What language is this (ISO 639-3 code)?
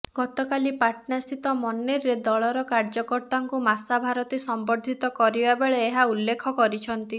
ori